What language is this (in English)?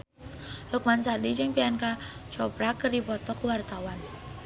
Sundanese